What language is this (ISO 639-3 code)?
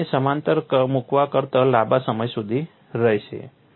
guj